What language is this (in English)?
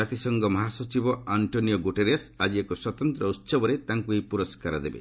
Odia